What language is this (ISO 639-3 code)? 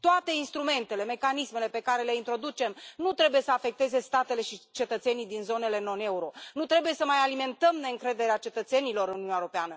ron